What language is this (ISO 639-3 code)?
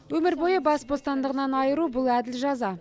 kaz